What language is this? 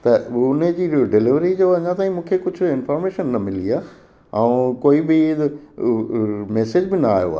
Sindhi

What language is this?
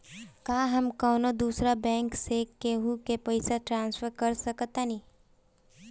Bhojpuri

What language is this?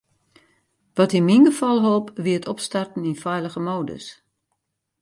Western Frisian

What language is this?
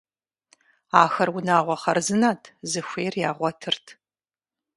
Kabardian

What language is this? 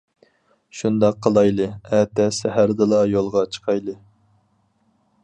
Uyghur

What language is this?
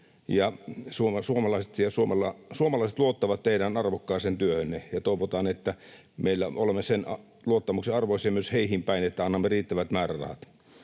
Finnish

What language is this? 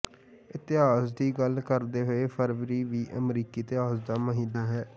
Punjabi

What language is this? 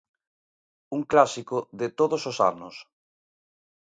Galician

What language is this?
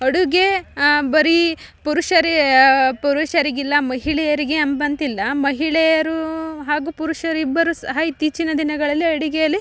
Kannada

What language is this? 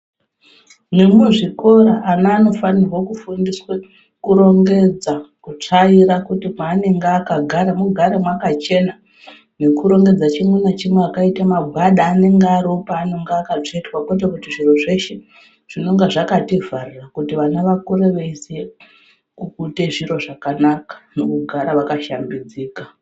Ndau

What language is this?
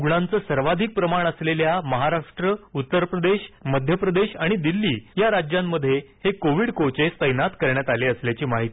Marathi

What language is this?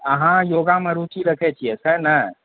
Maithili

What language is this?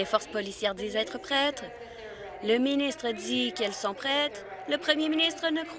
French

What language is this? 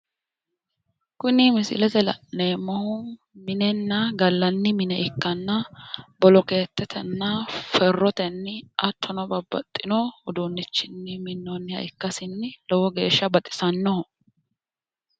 Sidamo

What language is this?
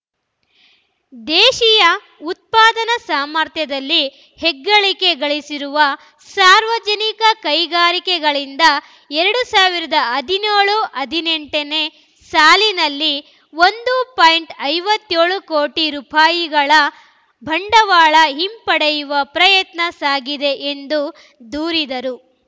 Kannada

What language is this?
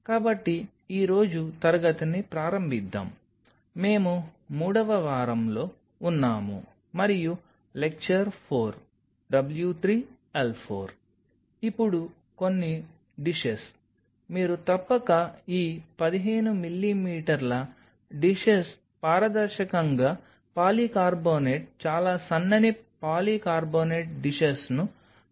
Telugu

